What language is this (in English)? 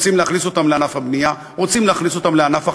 Hebrew